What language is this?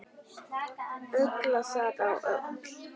Icelandic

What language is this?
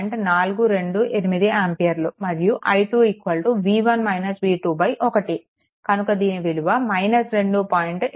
Telugu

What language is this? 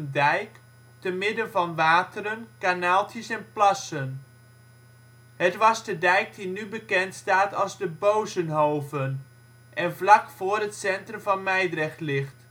Dutch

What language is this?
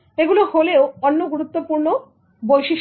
Bangla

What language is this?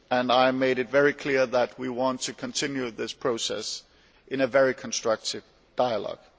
English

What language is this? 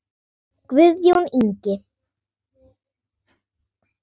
Icelandic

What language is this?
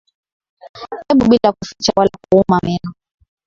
Swahili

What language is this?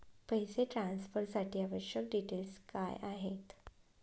Marathi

